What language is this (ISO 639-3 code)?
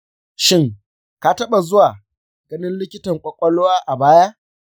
hau